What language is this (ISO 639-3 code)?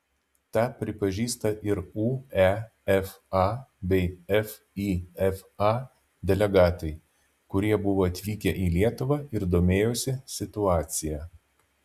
lit